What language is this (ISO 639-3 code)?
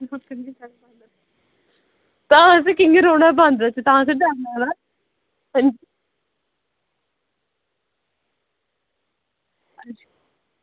doi